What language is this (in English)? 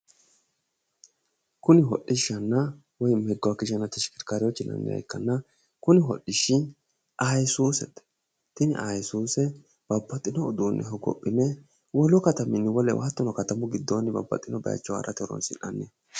Sidamo